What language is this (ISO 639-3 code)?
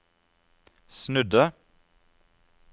nor